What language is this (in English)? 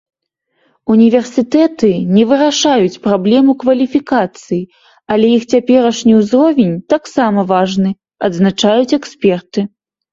Belarusian